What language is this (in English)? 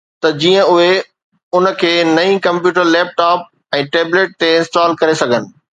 Sindhi